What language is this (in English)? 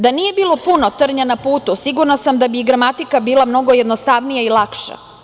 Serbian